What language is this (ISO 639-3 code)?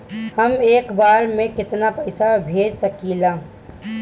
bho